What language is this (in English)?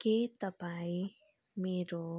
Nepali